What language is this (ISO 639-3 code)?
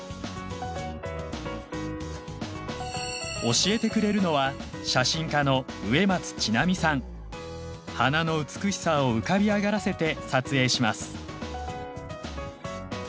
jpn